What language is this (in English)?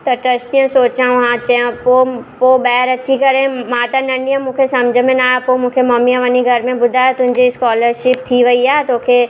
Sindhi